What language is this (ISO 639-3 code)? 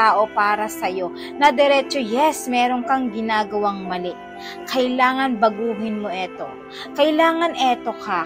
fil